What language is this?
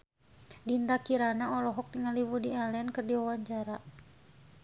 Sundanese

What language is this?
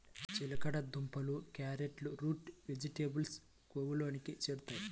Telugu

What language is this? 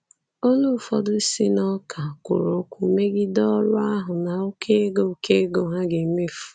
Igbo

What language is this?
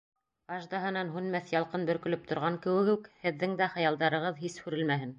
Bashkir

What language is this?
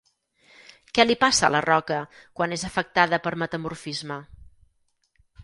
Catalan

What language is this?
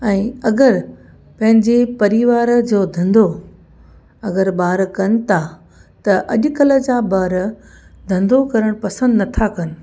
Sindhi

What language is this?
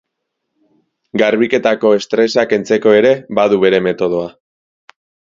Basque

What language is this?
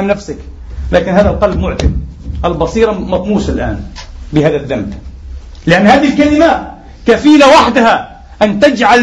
Arabic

